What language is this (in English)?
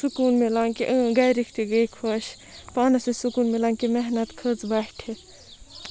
Kashmiri